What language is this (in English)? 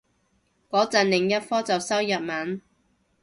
Cantonese